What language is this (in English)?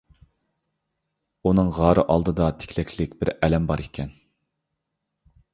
Uyghur